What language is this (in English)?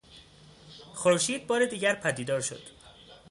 Persian